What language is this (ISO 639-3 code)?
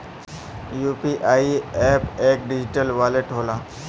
bho